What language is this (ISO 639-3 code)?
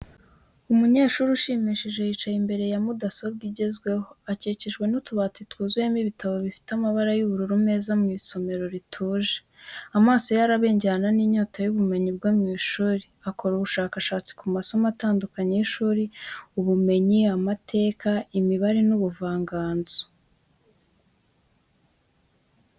kin